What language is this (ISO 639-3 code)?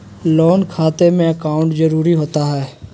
mag